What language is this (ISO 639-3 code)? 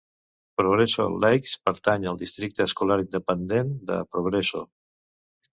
cat